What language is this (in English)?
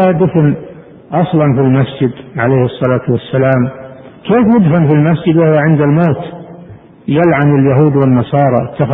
Arabic